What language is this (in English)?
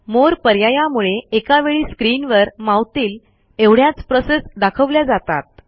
Marathi